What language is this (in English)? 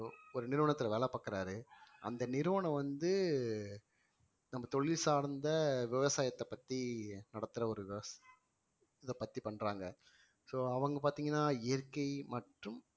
Tamil